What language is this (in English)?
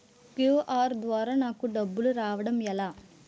Telugu